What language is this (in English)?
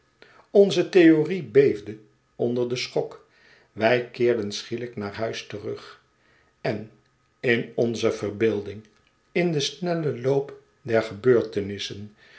Dutch